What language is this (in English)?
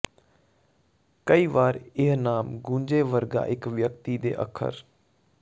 Punjabi